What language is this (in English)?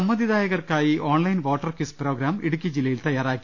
Malayalam